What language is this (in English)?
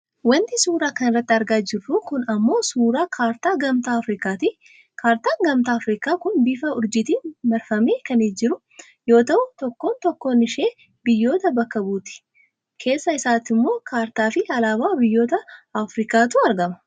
Oromo